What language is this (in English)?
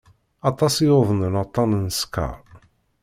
Kabyle